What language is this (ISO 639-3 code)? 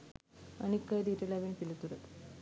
sin